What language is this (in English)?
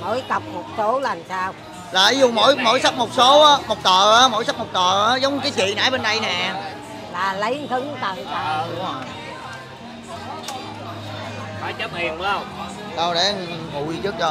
Vietnamese